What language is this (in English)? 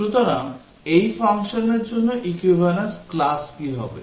Bangla